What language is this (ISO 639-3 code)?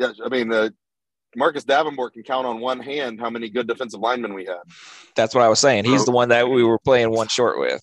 eng